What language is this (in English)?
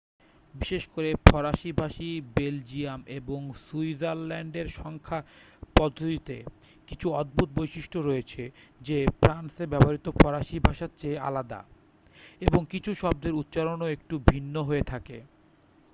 Bangla